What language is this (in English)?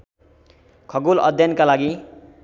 Nepali